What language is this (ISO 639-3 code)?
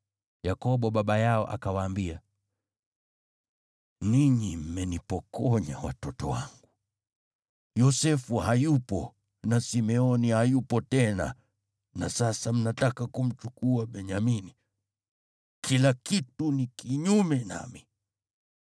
swa